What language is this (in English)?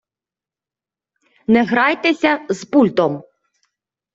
Ukrainian